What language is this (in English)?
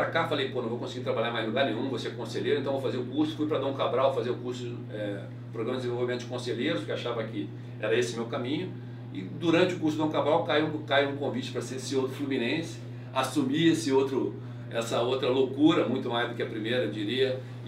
Portuguese